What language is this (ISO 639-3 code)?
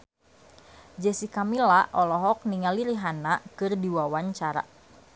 sun